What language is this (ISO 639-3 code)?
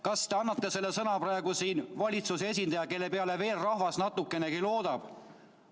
est